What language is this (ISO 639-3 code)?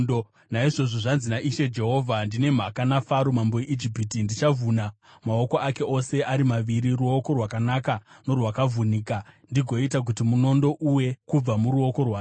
sna